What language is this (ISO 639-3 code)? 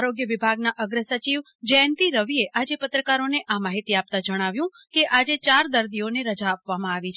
guj